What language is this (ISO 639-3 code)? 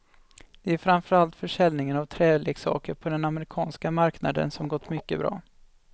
swe